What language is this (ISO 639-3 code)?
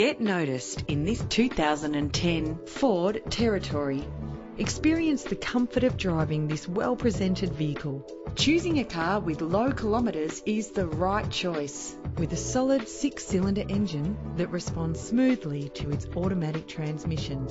eng